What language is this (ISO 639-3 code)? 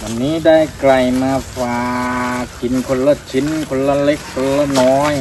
tha